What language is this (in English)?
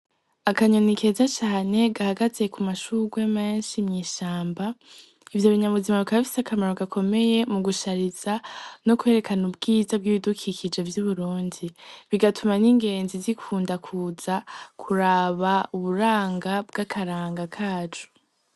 Rundi